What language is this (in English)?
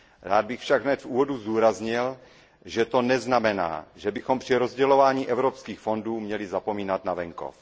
Czech